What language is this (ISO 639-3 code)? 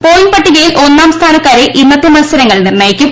mal